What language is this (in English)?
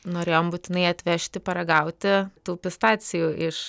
Lithuanian